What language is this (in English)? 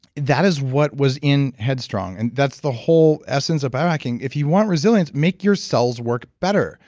English